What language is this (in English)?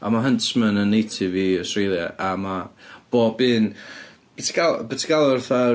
Welsh